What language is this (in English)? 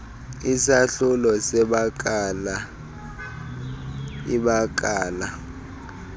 Xhosa